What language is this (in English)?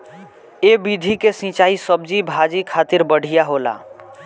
Bhojpuri